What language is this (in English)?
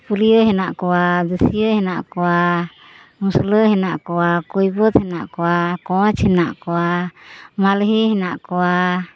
Santali